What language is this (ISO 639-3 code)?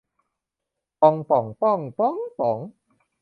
tha